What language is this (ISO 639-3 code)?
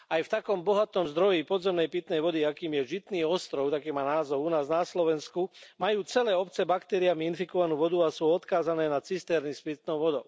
slk